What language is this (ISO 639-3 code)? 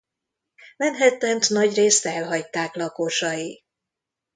hun